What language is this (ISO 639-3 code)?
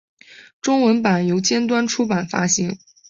zho